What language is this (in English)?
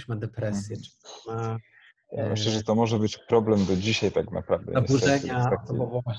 Polish